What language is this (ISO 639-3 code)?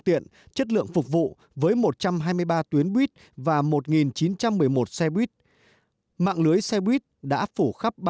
vie